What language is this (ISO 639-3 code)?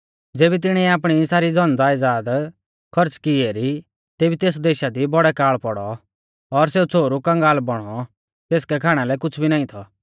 bfz